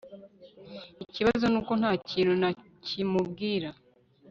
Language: Kinyarwanda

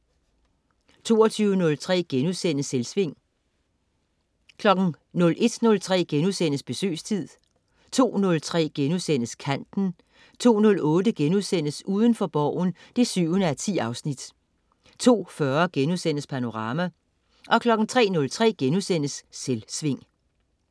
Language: Danish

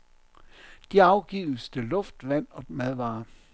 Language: Danish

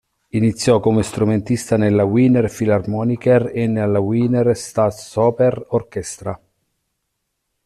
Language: Italian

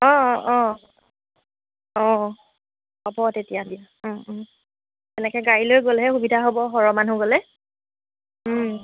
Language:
Assamese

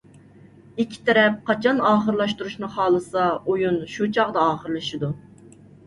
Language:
Uyghur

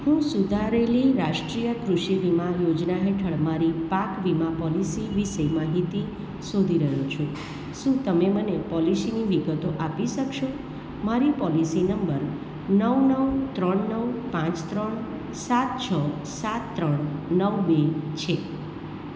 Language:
Gujarati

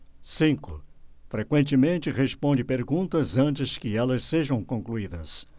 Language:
Portuguese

